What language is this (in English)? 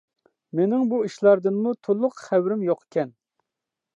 Uyghur